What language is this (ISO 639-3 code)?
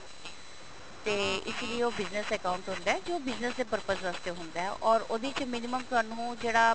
pan